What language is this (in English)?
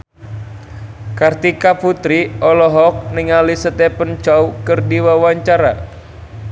Sundanese